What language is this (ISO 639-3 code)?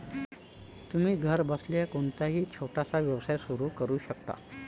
mar